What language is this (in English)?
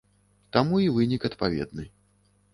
Belarusian